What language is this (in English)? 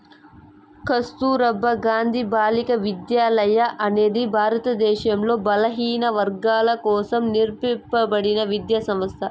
Telugu